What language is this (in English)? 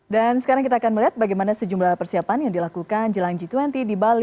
Indonesian